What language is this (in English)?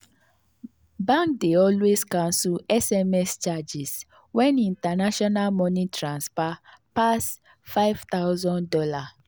Nigerian Pidgin